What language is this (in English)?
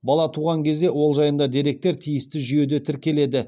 Kazakh